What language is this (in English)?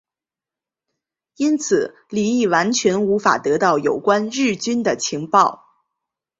Chinese